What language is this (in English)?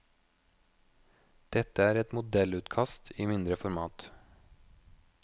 Norwegian